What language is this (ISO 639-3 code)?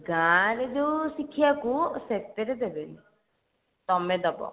ori